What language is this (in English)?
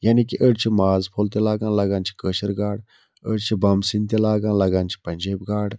Kashmiri